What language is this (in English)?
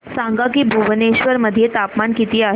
Marathi